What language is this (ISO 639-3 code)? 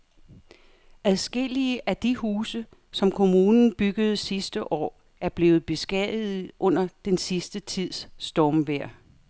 dan